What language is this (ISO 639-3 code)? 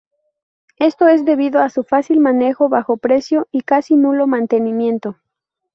spa